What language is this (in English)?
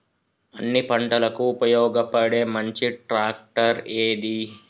Telugu